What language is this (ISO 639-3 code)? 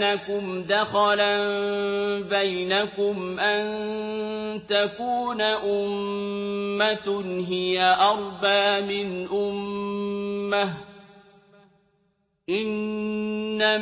ara